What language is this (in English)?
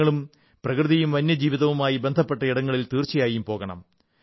Malayalam